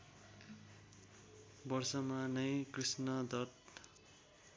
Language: Nepali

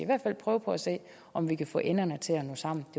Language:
Danish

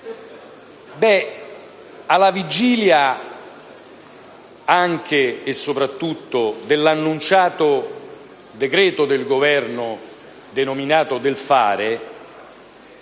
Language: Italian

